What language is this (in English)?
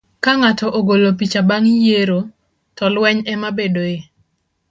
Luo (Kenya and Tanzania)